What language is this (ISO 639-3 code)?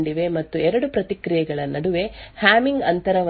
kan